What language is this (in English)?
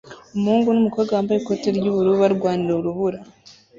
Kinyarwanda